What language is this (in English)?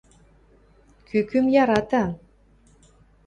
Western Mari